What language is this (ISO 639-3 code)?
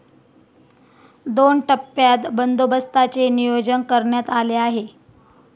mar